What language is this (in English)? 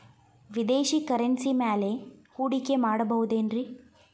Kannada